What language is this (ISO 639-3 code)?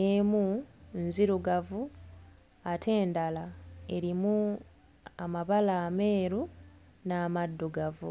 lug